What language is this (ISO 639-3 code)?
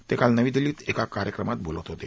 mar